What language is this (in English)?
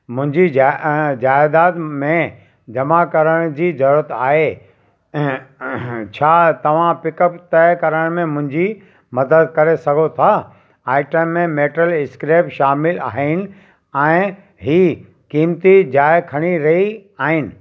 Sindhi